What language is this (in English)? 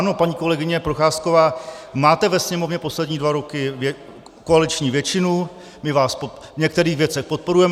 Czech